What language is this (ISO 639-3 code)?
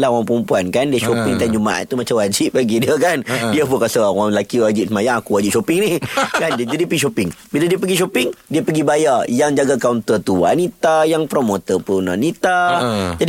msa